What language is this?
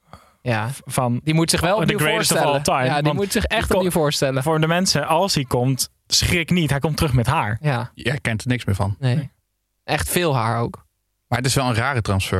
Dutch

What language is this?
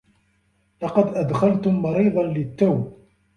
Arabic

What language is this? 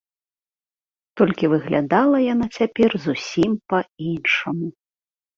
Belarusian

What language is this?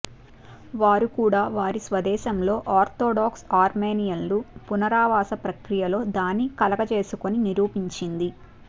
Telugu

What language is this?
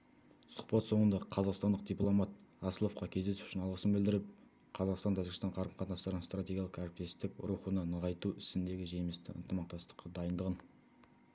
Kazakh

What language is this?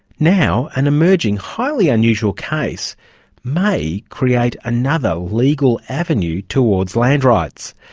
English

